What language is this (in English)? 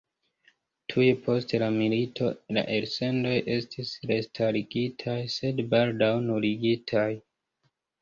Esperanto